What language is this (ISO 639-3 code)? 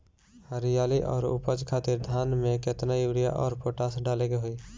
bho